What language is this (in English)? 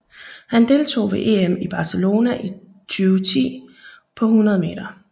Danish